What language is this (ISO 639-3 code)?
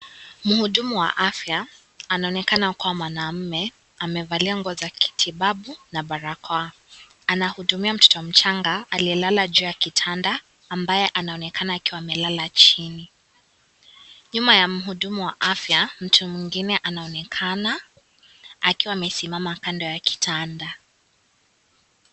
swa